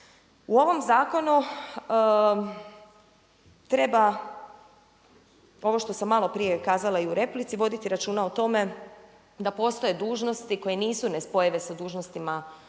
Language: Croatian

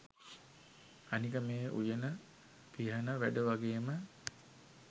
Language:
Sinhala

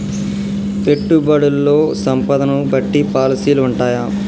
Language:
Telugu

